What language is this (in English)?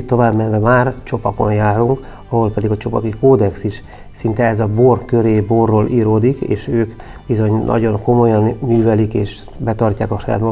Hungarian